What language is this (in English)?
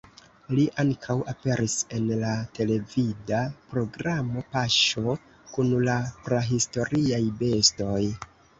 Esperanto